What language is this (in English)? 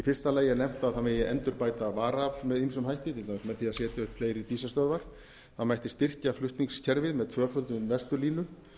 Icelandic